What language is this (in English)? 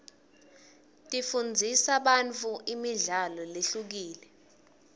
Swati